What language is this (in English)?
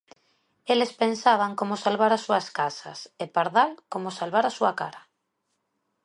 Galician